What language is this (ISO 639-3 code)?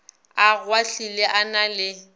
nso